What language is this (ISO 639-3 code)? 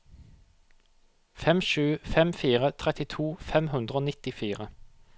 nor